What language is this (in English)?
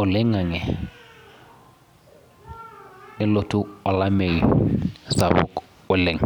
Masai